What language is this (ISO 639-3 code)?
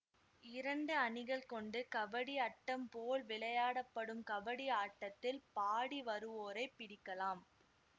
tam